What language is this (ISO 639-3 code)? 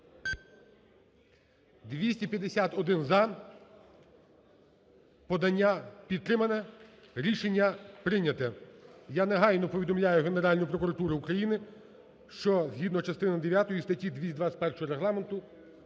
ukr